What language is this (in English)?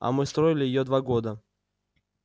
Russian